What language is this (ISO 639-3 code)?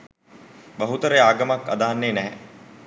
sin